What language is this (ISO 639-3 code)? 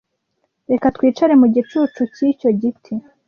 kin